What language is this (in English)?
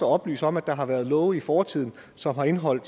Danish